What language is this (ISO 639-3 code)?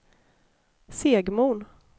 swe